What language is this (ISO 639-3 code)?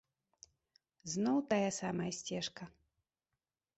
bel